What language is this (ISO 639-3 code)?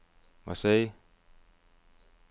dan